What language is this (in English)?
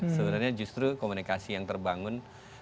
Indonesian